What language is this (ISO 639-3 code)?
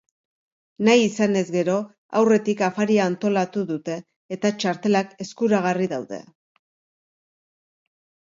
eus